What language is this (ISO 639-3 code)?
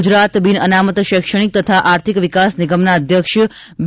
guj